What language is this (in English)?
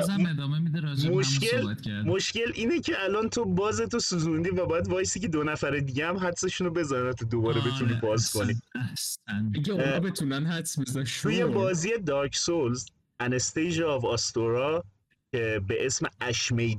Persian